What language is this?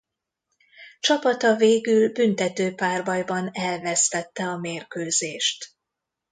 Hungarian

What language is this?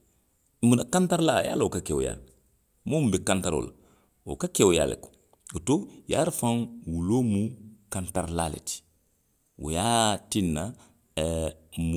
Western Maninkakan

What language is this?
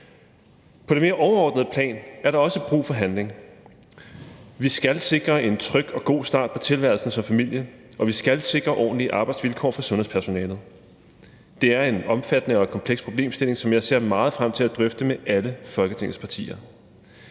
Danish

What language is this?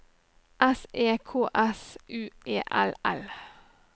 Norwegian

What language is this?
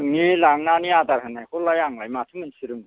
Bodo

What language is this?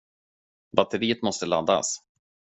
Swedish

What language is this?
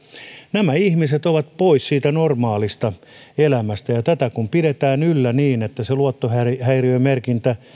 Finnish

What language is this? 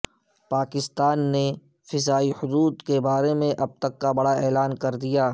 Urdu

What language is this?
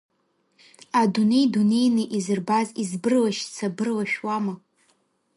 Abkhazian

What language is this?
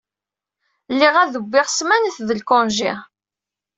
Kabyle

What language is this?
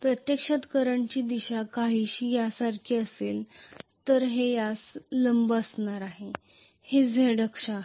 Marathi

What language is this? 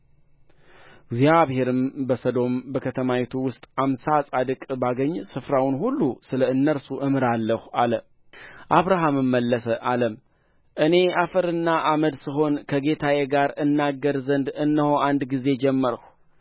Amharic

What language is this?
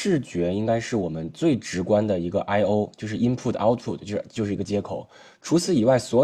Chinese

